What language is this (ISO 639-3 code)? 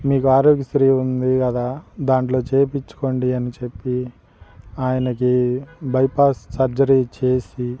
tel